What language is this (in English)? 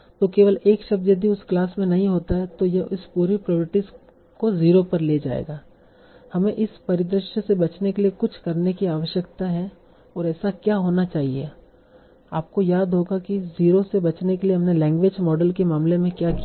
Hindi